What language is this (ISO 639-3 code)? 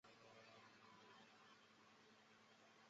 zho